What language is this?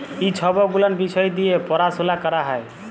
Bangla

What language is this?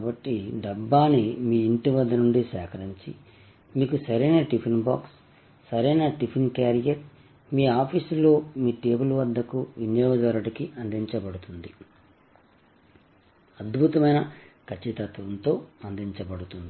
Telugu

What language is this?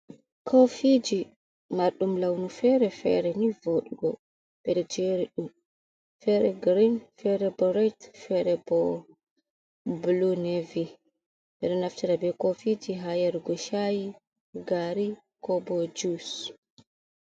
Fula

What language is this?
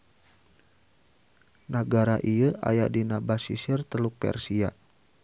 Sundanese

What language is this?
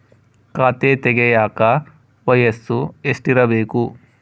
Kannada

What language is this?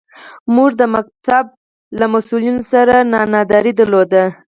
Pashto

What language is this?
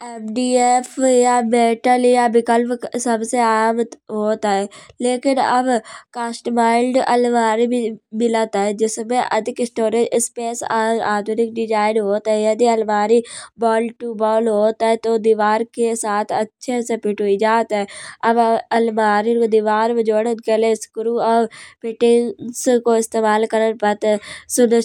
Kanauji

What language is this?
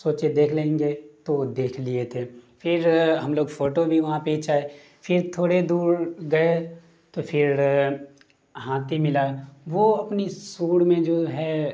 Urdu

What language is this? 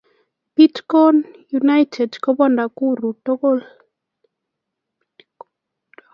Kalenjin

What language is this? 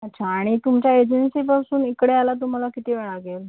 Marathi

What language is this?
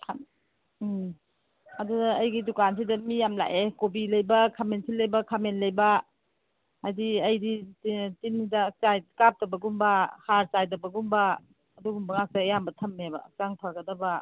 Manipuri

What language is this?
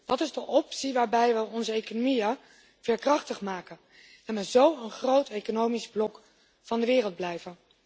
Dutch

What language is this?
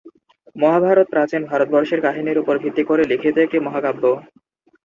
Bangla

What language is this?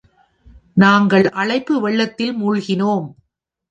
Tamil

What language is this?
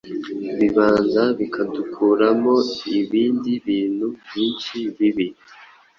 Kinyarwanda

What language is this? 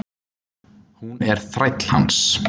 Icelandic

